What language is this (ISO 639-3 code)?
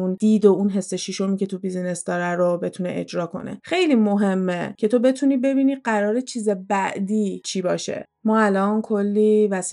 fas